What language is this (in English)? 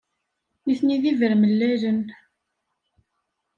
Kabyle